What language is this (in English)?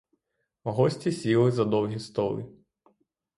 Ukrainian